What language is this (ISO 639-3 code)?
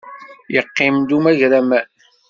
kab